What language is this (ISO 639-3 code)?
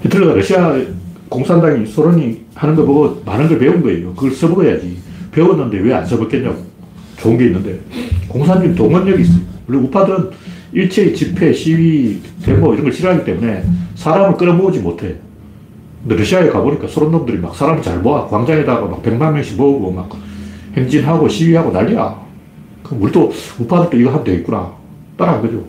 kor